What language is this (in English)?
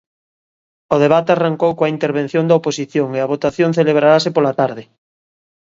Galician